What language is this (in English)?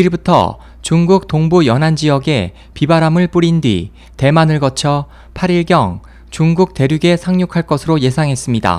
Korean